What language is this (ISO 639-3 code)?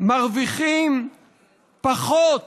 heb